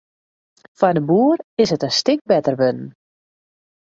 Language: Western Frisian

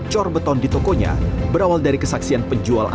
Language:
Indonesian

